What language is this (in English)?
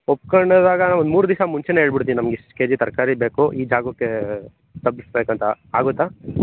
Kannada